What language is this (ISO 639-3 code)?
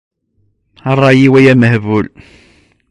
kab